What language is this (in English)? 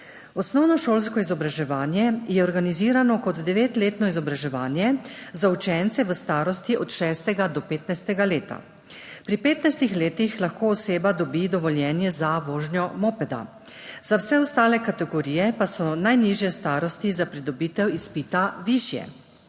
Slovenian